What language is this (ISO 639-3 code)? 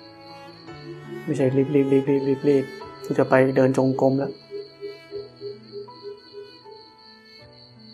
tha